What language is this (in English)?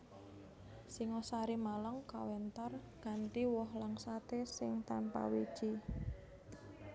Javanese